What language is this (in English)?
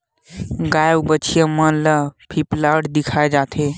Chhattisgarhi